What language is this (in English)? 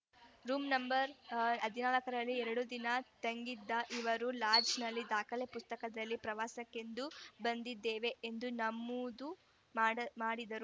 Kannada